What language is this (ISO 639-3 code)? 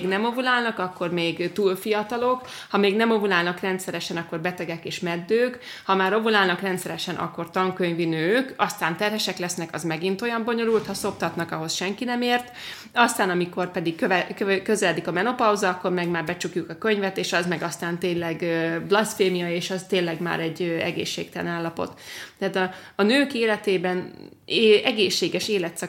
hun